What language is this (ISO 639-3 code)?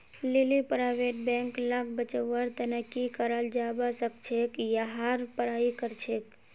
mag